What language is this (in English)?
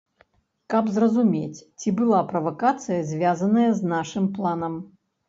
Belarusian